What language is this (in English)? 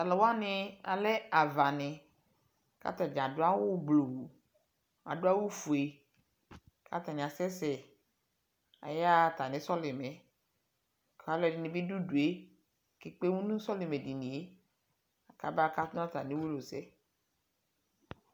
Ikposo